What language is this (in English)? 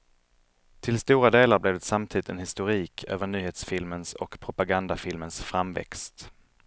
Swedish